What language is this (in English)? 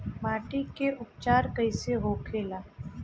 Bhojpuri